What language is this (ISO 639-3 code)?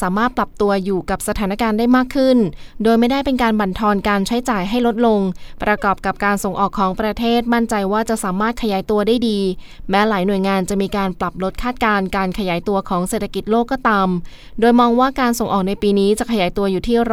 tha